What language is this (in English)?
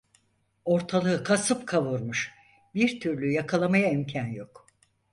Turkish